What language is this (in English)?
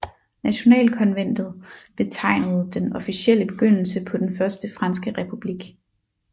Danish